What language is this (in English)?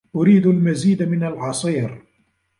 Arabic